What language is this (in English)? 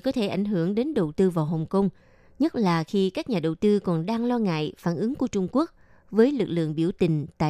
Vietnamese